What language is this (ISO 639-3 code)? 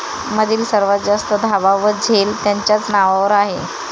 mar